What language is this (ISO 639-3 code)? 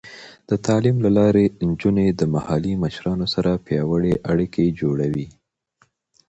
pus